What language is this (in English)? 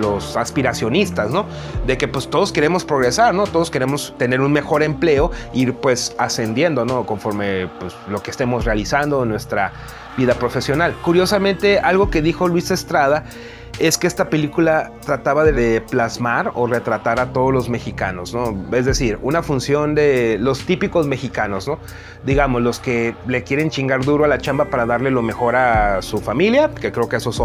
Spanish